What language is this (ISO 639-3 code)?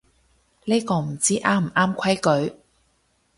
yue